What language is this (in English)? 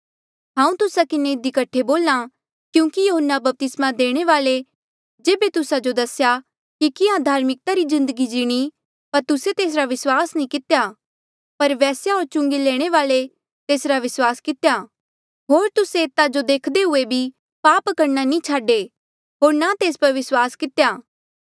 Mandeali